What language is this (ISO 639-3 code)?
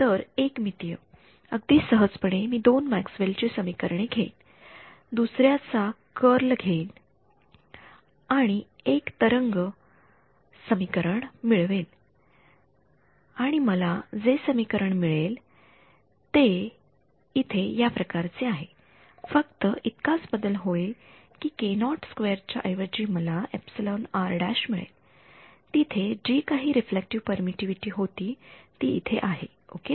mar